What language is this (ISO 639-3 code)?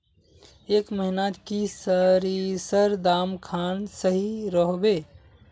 mag